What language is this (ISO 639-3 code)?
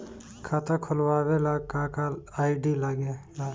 bho